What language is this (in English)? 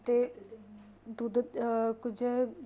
Punjabi